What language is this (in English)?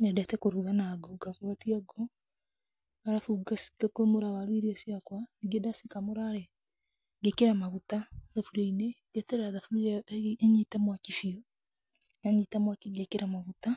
Kikuyu